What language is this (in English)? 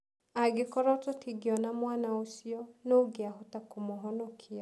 Kikuyu